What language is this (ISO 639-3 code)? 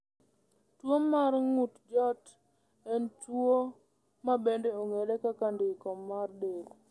luo